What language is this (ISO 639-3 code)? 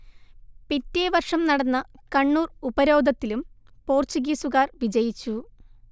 mal